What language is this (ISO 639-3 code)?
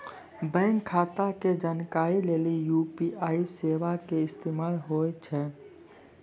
mai